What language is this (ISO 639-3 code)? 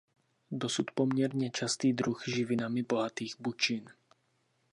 ces